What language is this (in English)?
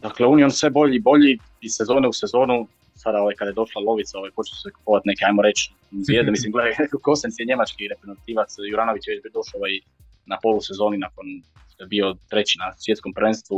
Croatian